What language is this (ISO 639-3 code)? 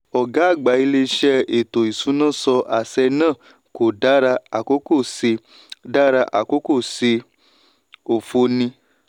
yor